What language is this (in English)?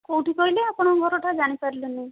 Odia